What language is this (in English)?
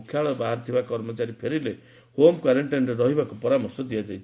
Odia